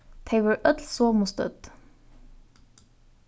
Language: Faroese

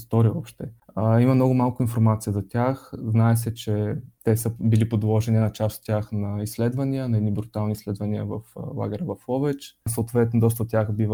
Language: Bulgarian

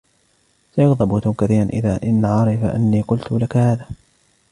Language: Arabic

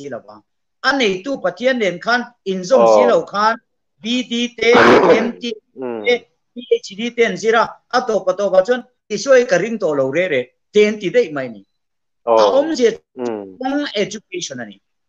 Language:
Thai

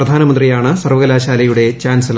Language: Malayalam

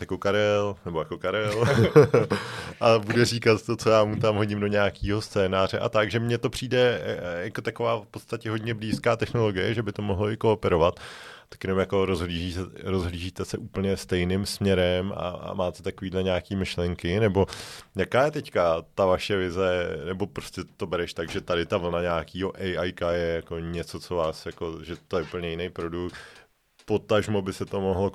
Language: Czech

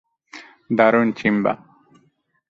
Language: Bangla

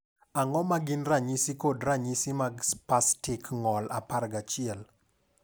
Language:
Luo (Kenya and Tanzania)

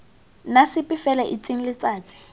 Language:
Tswana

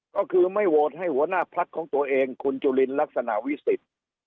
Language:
Thai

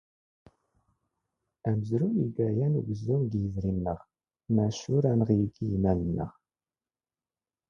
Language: Standard Moroccan Tamazight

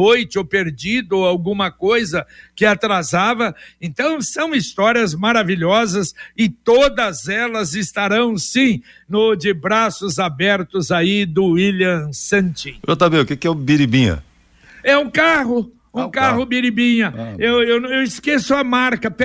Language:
Portuguese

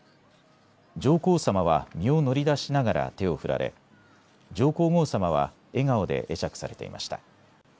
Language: Japanese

